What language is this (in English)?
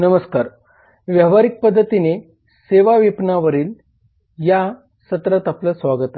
Marathi